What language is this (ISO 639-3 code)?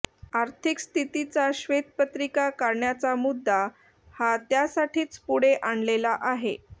mar